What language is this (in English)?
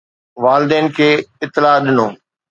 Sindhi